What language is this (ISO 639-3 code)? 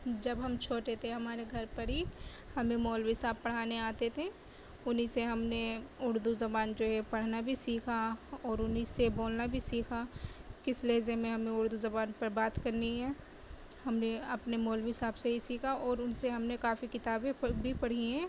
urd